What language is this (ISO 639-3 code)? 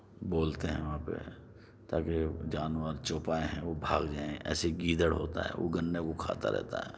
urd